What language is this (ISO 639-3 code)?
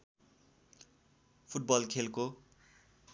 nep